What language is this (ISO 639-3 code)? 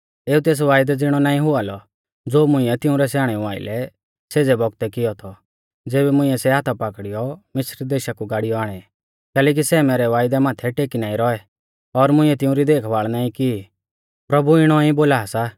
bfz